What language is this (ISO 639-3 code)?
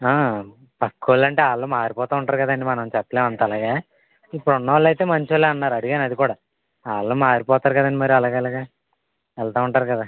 tel